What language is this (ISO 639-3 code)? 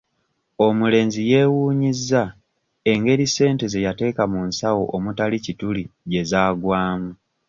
lug